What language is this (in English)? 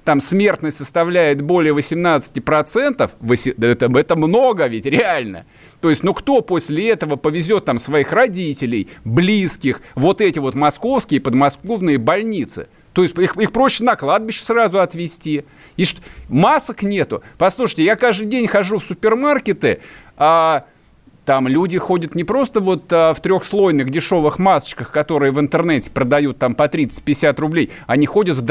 Russian